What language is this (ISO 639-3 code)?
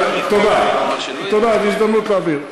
heb